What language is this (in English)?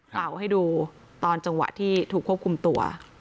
Thai